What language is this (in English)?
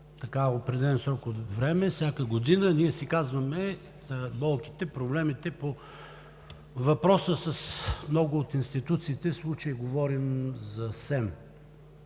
Bulgarian